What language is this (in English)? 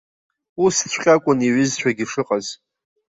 Abkhazian